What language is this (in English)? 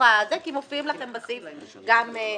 Hebrew